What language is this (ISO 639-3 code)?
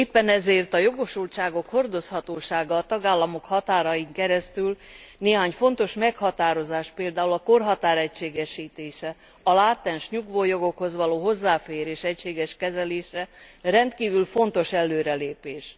hun